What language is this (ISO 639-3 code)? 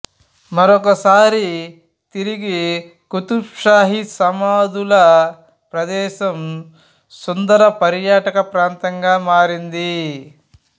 tel